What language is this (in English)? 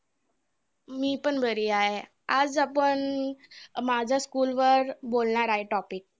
Marathi